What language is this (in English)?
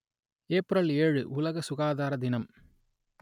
Tamil